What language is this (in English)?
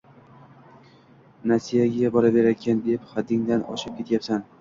Uzbek